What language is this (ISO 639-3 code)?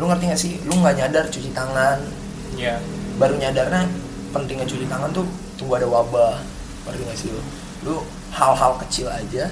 ind